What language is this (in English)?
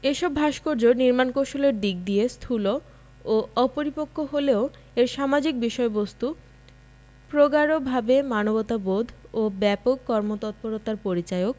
Bangla